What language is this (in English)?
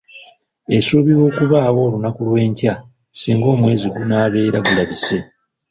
Ganda